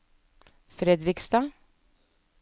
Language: Norwegian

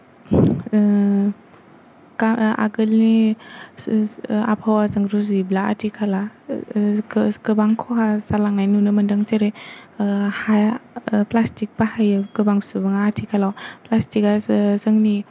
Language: Bodo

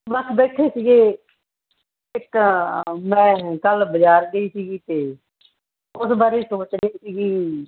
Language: Punjabi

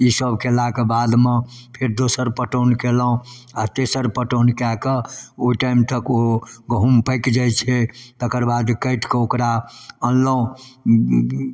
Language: Maithili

